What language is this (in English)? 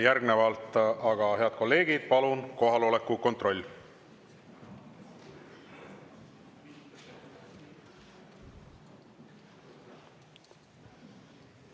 Estonian